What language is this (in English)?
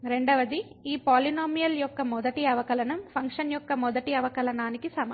Telugu